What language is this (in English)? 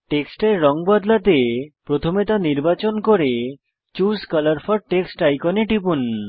Bangla